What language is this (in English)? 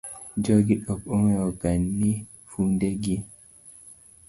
Luo (Kenya and Tanzania)